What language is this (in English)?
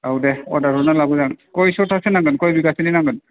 Bodo